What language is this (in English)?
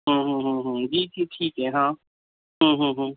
Urdu